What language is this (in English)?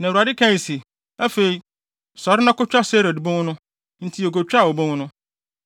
Akan